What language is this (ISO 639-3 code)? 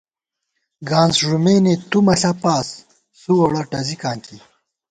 gwt